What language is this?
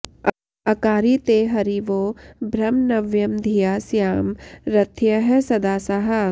Sanskrit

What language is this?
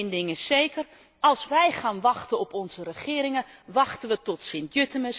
Dutch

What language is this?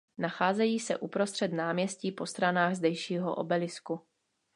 Czech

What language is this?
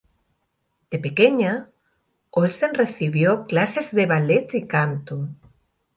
Spanish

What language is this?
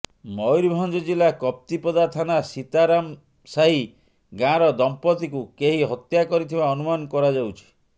Odia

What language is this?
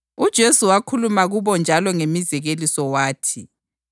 North Ndebele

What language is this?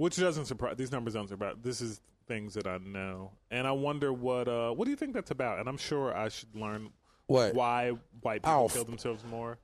English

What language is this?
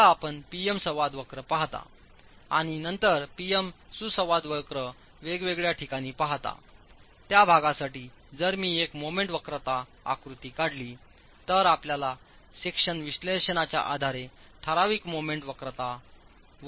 Marathi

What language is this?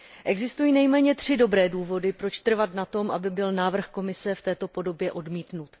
Czech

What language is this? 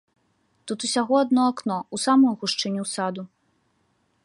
Belarusian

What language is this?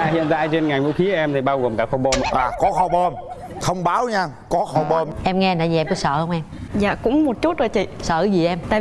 Vietnamese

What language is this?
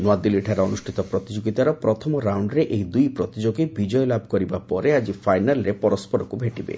Odia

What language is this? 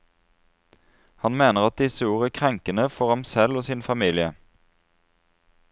Norwegian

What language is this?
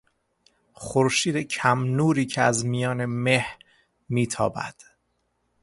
Persian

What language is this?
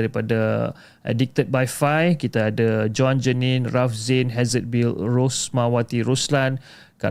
Malay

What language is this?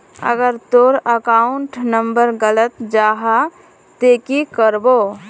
Magahi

